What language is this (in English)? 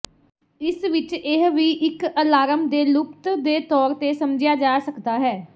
Punjabi